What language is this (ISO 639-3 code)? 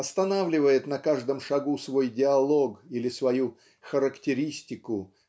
rus